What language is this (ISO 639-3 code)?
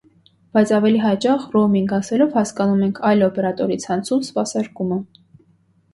hye